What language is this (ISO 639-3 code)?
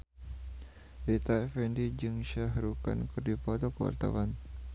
sun